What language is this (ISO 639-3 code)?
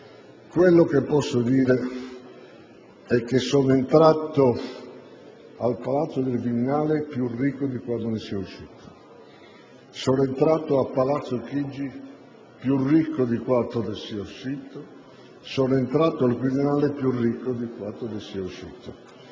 ita